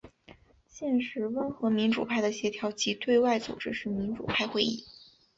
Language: Chinese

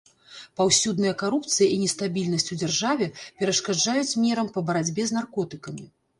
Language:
Belarusian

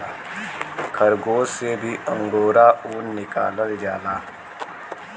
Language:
Bhojpuri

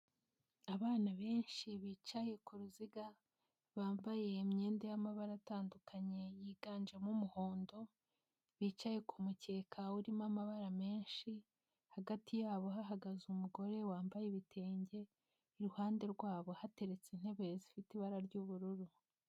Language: Kinyarwanda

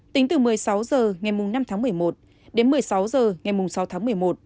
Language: Vietnamese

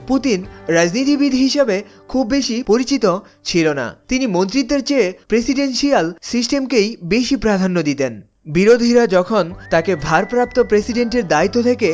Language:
Bangla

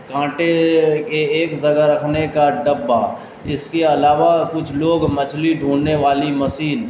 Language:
Urdu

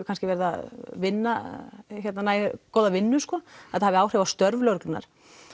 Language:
Icelandic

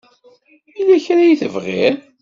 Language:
Kabyle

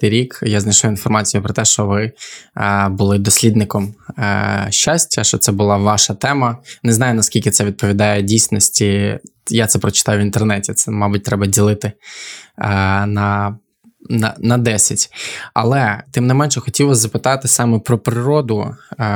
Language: Ukrainian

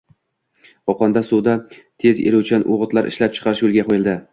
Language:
Uzbek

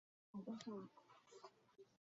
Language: Chinese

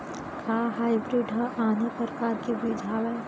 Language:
Chhattisgarhi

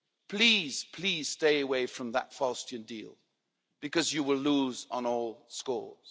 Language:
English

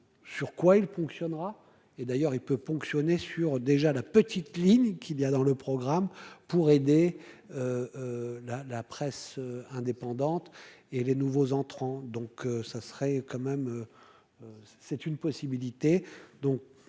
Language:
French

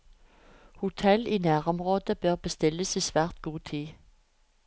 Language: Norwegian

